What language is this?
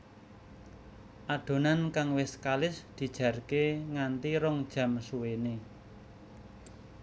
Javanese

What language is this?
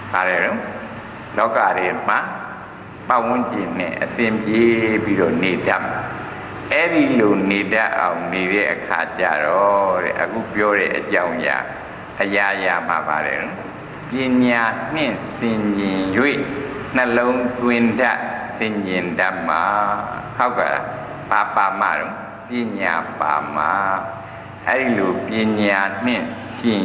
Thai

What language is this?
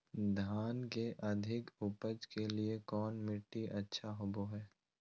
Magahi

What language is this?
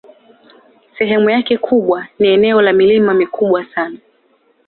Swahili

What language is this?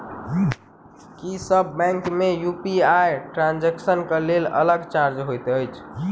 Maithili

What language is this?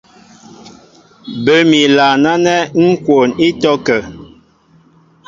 Mbo (Cameroon)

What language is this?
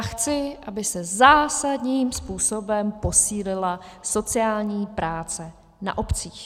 Czech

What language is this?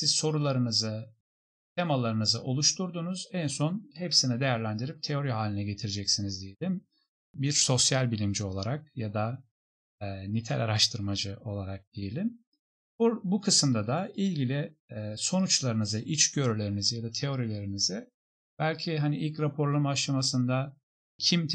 Turkish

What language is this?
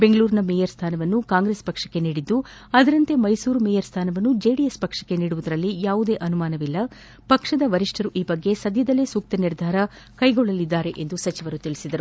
Kannada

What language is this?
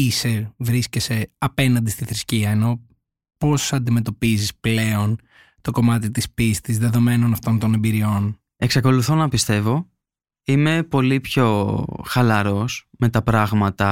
Greek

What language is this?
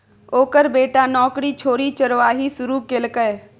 Maithili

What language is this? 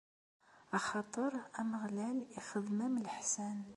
Kabyle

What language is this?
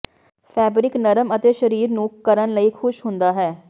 Punjabi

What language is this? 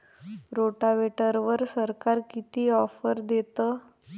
Marathi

